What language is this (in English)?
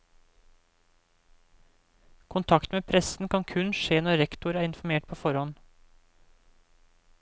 Norwegian